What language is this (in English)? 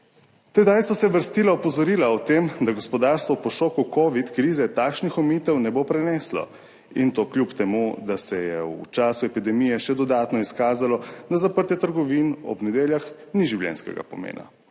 Slovenian